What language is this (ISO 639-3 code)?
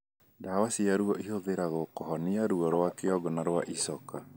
kik